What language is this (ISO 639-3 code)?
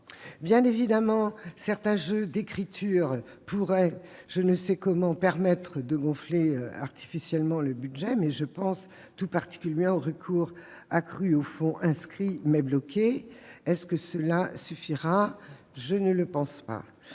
fra